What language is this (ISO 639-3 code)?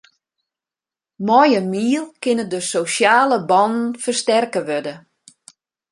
fry